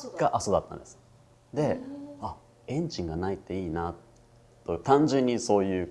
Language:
Japanese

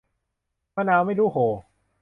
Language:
Thai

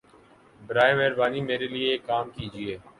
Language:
Urdu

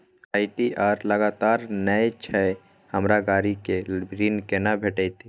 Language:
Maithili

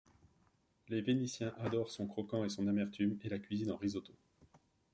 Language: French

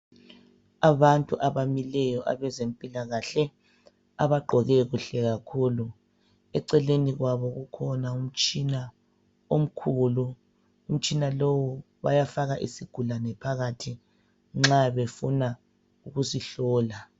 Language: North Ndebele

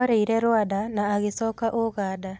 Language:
Kikuyu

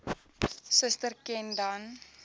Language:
Afrikaans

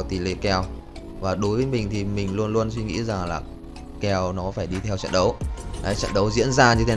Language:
Vietnamese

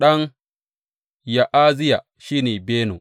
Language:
Hausa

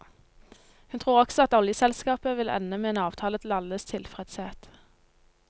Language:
Norwegian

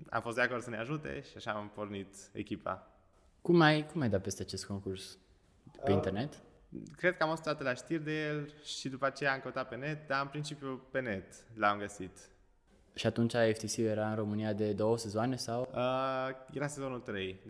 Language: Romanian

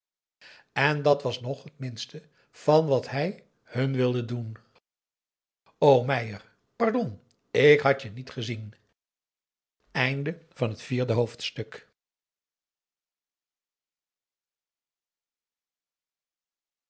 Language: Dutch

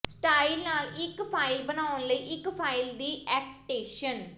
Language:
Punjabi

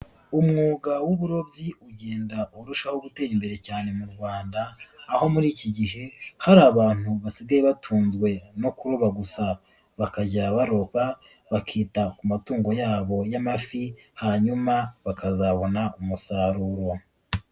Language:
Kinyarwanda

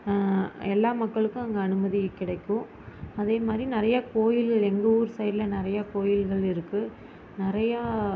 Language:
Tamil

